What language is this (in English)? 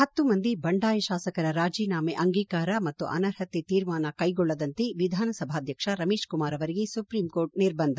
Kannada